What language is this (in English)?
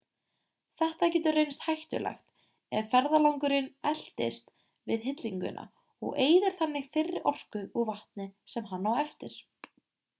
Icelandic